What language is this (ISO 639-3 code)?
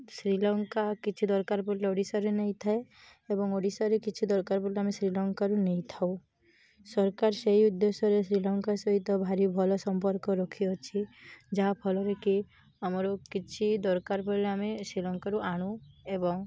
ori